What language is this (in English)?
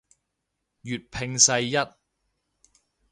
Cantonese